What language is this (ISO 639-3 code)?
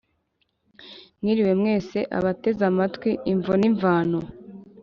kin